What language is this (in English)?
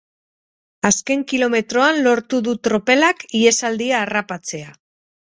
Basque